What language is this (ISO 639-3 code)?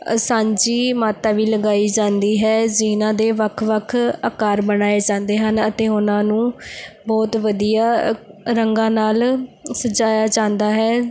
pan